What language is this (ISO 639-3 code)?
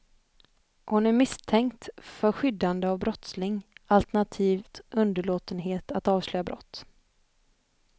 swe